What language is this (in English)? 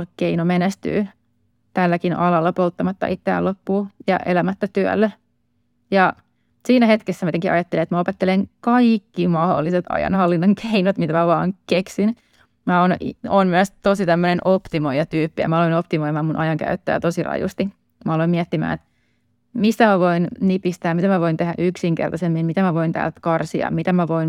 Finnish